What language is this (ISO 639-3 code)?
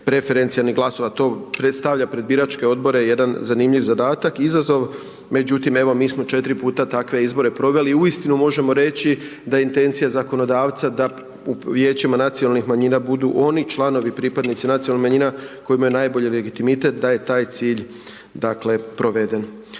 hrv